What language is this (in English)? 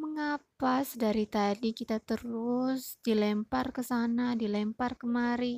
Indonesian